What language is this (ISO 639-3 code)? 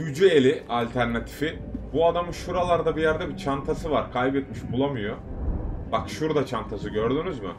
tur